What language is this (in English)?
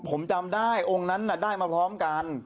Thai